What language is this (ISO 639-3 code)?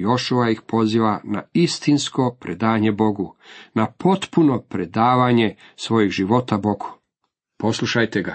hrv